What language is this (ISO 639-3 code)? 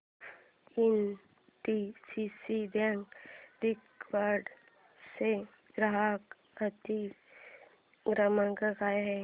mar